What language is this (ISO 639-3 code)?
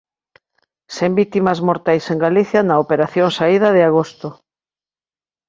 glg